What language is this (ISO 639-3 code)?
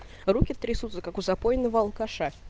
rus